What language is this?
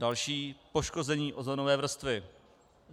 Czech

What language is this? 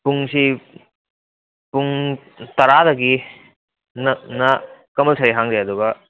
Manipuri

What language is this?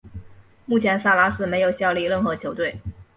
Chinese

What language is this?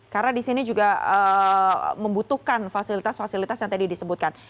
Indonesian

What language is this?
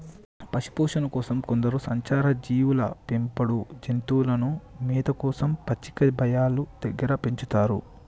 Telugu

